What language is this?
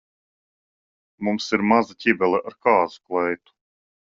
Latvian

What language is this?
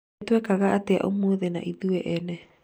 Kikuyu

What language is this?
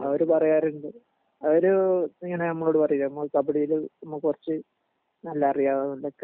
Malayalam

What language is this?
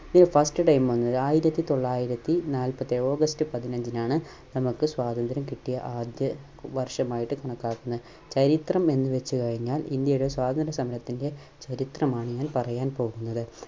Malayalam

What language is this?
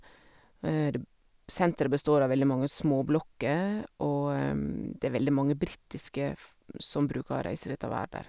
Norwegian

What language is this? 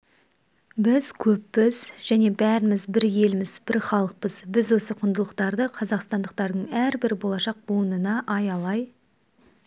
Kazakh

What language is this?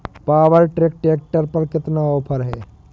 Hindi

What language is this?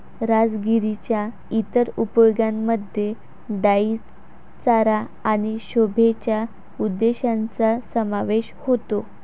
Marathi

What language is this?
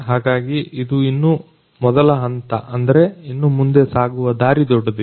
Kannada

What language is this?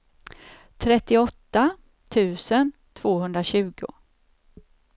Swedish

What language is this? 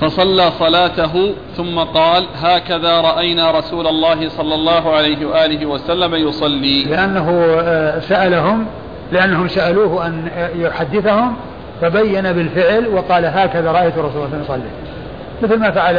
Arabic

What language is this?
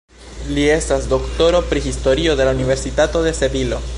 Esperanto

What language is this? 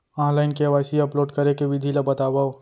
Chhattisgarhi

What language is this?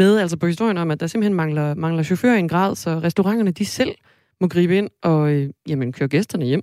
Danish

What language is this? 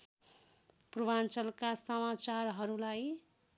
Nepali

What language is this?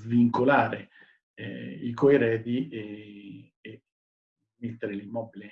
Italian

